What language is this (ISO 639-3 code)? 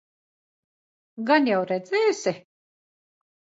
lav